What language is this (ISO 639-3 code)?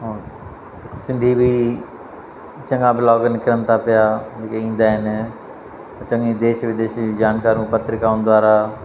snd